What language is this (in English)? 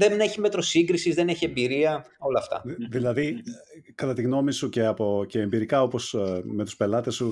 Greek